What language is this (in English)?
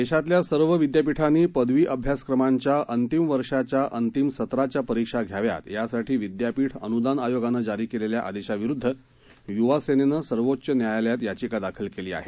Marathi